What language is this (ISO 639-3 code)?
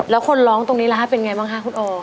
tha